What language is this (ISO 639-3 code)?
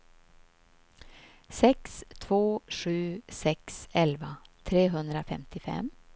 swe